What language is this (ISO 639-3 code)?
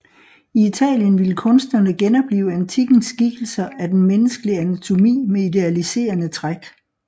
dan